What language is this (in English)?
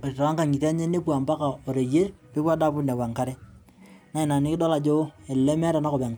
Masai